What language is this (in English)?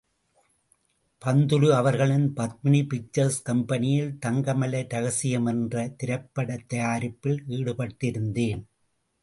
Tamil